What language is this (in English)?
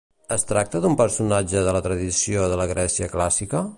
Catalan